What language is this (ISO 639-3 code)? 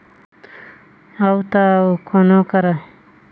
hne